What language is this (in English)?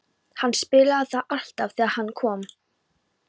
Icelandic